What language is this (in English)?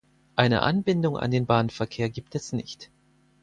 German